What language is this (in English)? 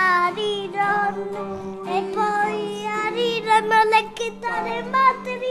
Italian